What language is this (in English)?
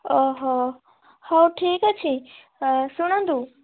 Odia